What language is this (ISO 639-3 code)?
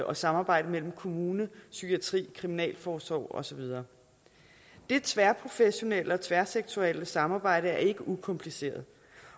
dan